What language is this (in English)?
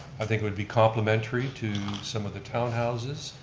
English